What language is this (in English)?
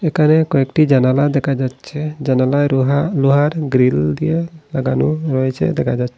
Bangla